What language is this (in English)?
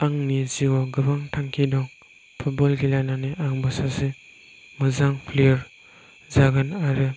Bodo